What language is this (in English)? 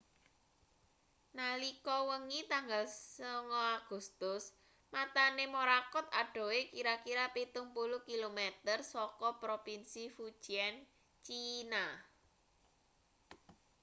Javanese